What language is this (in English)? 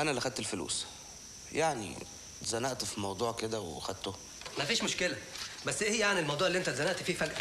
Arabic